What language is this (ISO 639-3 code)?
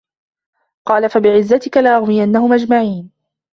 ara